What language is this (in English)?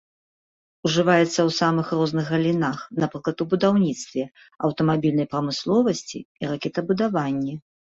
Belarusian